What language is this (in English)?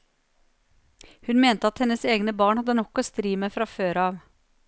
Norwegian